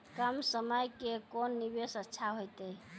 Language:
Maithili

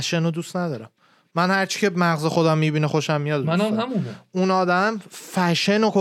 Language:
Persian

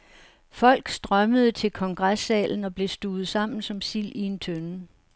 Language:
Danish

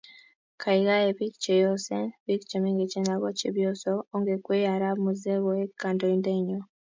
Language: Kalenjin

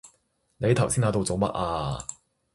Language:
Cantonese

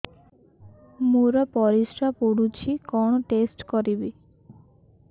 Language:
Odia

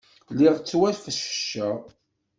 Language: Kabyle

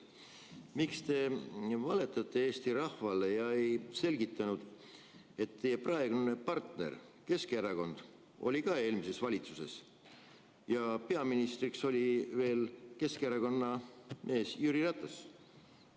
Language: Estonian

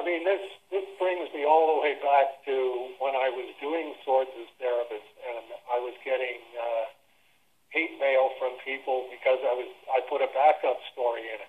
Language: English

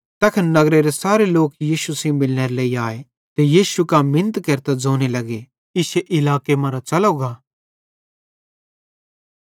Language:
Bhadrawahi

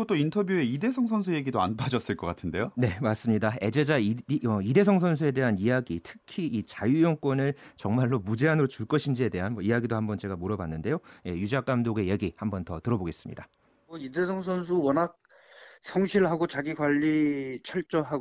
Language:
Korean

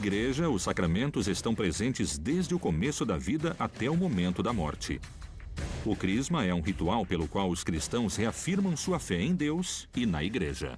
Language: Portuguese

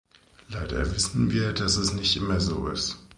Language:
German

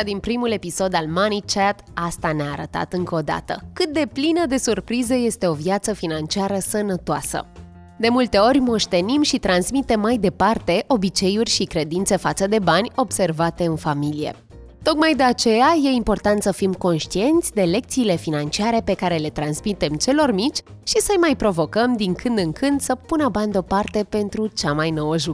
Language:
Romanian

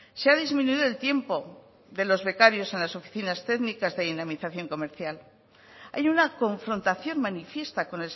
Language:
Spanish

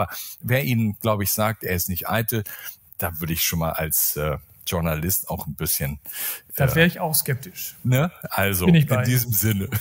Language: German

